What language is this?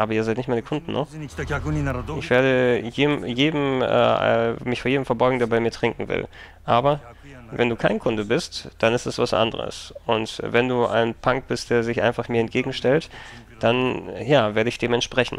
German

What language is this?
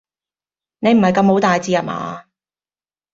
Cantonese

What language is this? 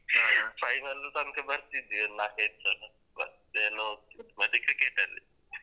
Kannada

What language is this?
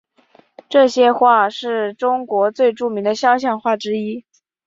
Chinese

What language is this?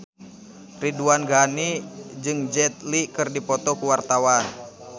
Sundanese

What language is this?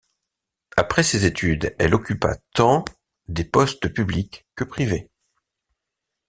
French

